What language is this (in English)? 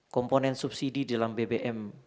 Indonesian